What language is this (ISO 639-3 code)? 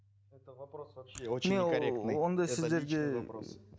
kaz